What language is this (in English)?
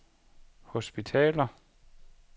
Danish